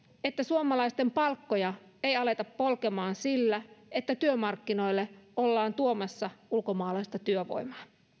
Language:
Finnish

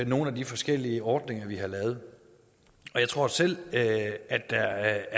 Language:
Danish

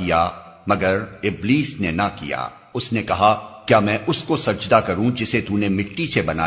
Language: Urdu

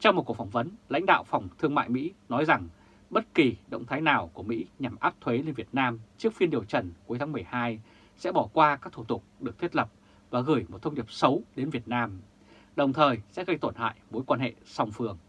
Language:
Vietnamese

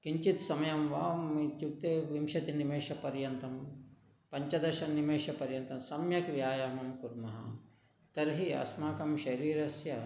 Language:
Sanskrit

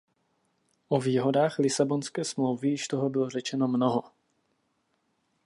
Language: Czech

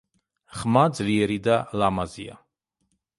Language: Georgian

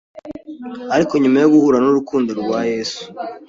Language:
Kinyarwanda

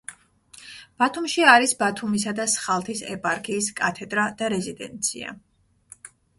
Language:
Georgian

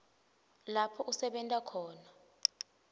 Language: Swati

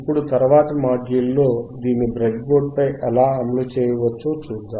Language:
Telugu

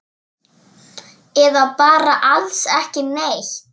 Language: Icelandic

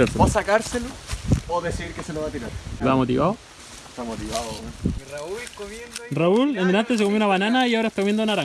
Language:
Spanish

